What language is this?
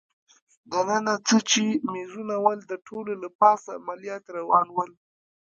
Pashto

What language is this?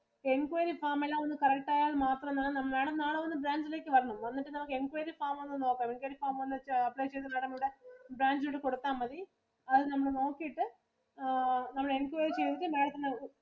Malayalam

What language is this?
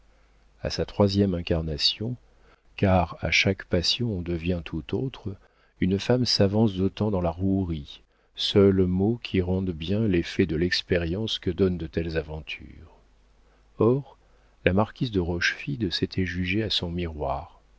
French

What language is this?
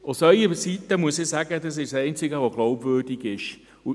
Swiss German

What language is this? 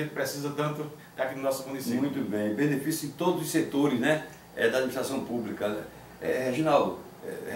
Portuguese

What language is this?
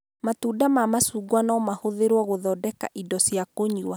Kikuyu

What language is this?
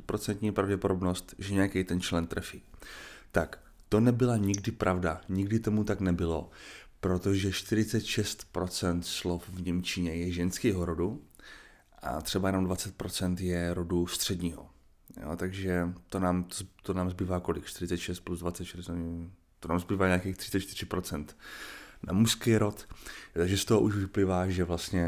Czech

